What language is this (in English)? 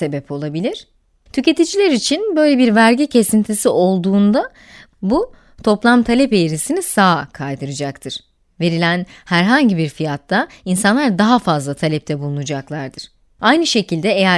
Turkish